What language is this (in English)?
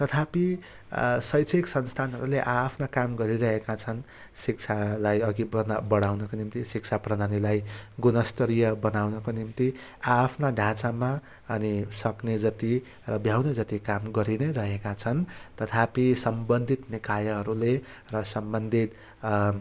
Nepali